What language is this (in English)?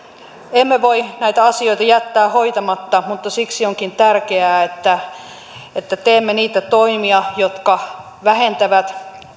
Finnish